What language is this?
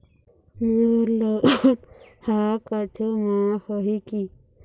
Chhattisgarhi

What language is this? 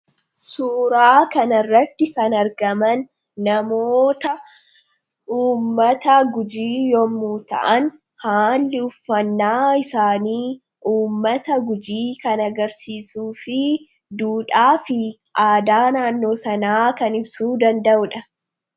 Oromo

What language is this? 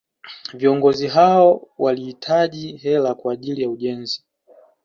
Swahili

